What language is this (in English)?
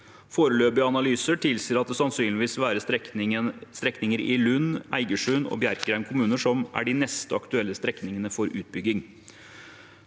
Norwegian